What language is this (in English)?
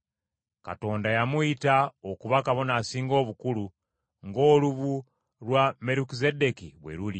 Ganda